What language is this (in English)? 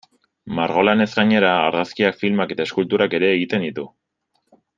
Basque